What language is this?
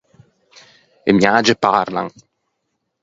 Ligurian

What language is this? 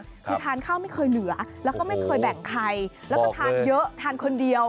Thai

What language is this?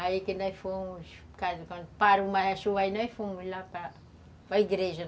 Portuguese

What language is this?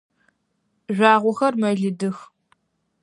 Adyghe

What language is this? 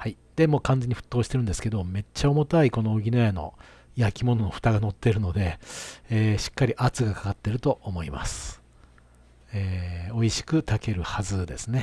Japanese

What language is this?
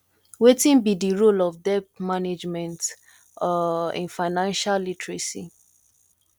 Nigerian Pidgin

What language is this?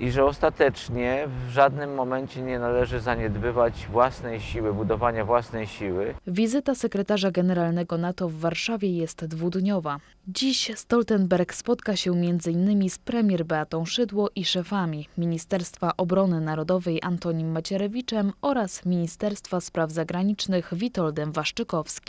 Polish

